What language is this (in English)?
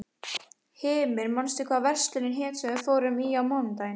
Icelandic